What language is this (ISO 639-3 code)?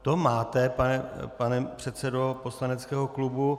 ces